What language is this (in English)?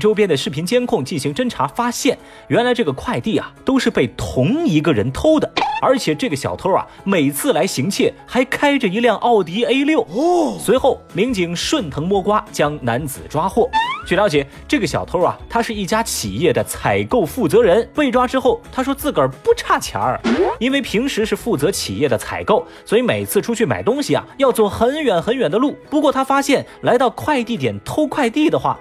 Chinese